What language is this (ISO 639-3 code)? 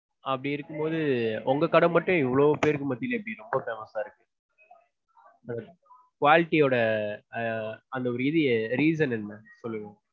tam